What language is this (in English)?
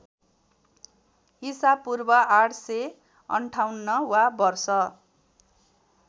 Nepali